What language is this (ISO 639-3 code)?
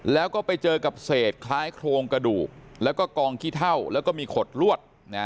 tha